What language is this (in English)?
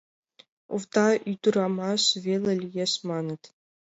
Mari